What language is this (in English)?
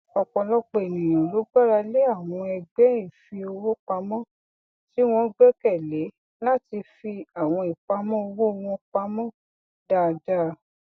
Yoruba